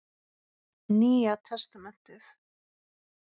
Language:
Icelandic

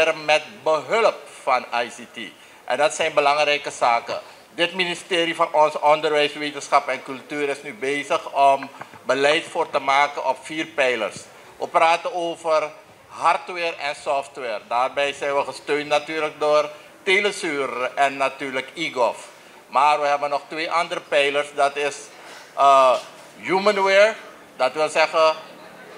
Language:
Dutch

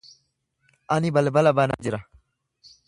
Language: Oromo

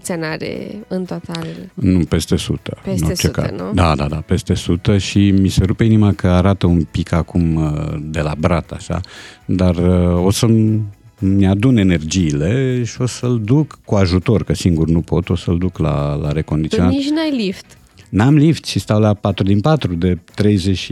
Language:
Romanian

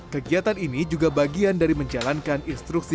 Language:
Indonesian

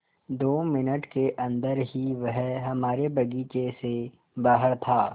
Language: Hindi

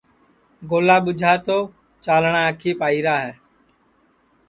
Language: Sansi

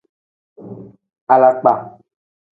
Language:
Tem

